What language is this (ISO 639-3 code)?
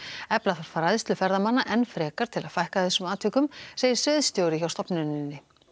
isl